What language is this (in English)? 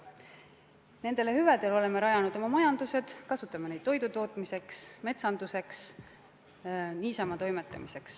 Estonian